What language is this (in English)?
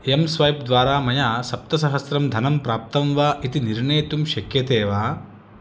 Sanskrit